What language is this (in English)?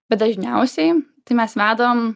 Lithuanian